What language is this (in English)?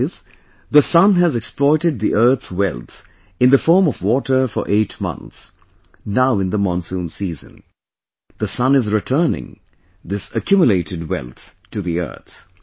English